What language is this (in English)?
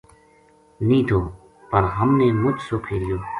Gujari